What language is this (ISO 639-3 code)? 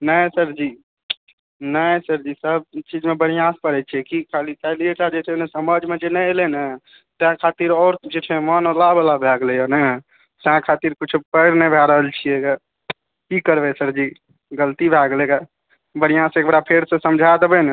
mai